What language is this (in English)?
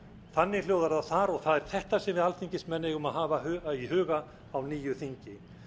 Icelandic